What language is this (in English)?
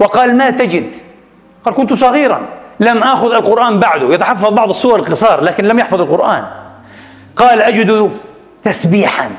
Arabic